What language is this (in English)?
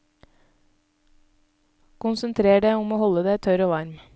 Norwegian